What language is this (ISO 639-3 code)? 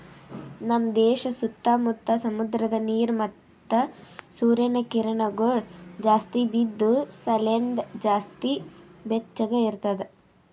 kan